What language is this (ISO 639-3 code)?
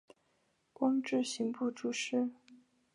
zho